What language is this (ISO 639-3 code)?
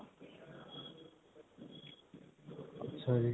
pan